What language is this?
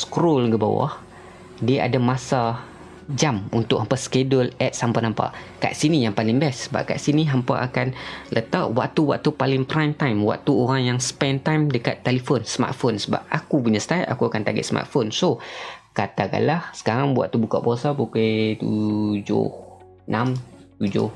Malay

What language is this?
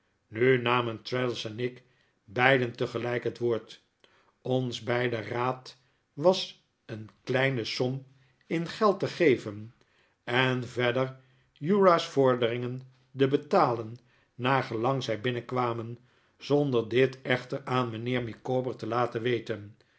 Dutch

